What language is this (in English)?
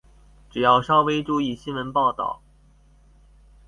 Chinese